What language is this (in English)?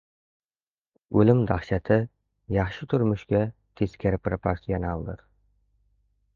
Uzbek